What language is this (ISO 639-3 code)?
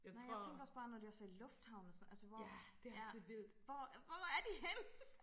dan